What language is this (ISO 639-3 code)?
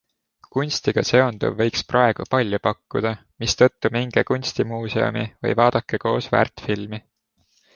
est